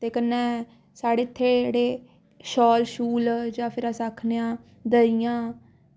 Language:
Dogri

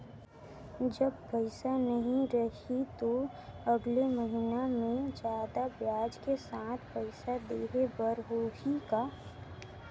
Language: Chhattisgarhi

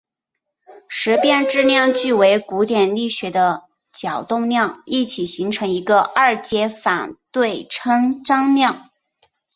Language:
Chinese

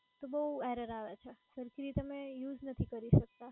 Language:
Gujarati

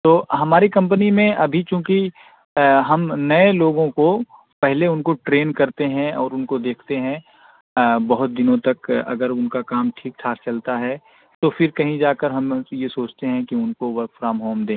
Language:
Urdu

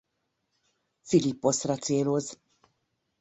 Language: Hungarian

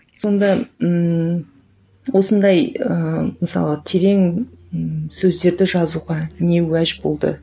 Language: Kazakh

